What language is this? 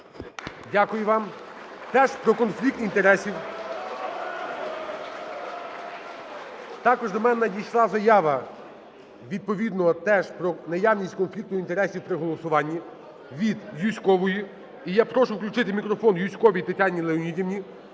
Ukrainian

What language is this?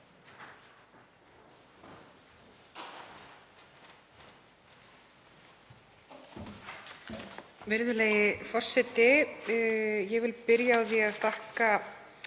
Icelandic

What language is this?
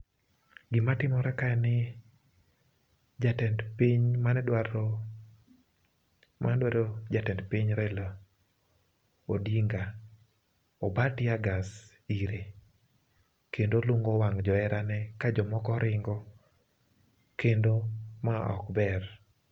Luo (Kenya and Tanzania)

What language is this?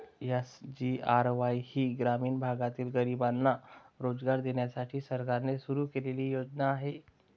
Marathi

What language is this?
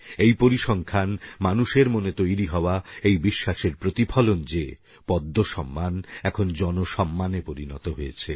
Bangla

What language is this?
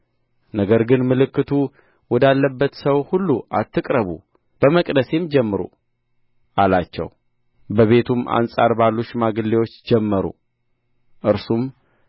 Amharic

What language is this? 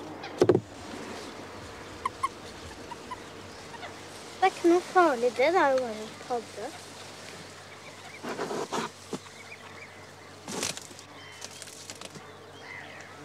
Norwegian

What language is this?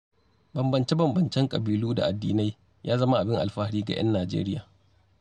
Hausa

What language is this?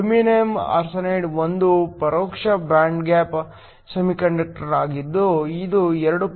Kannada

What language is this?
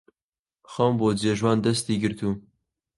Central Kurdish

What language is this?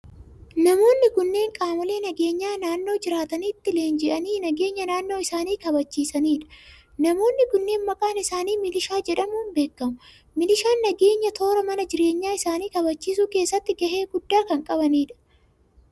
Oromo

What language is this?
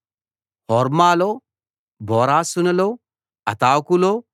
Telugu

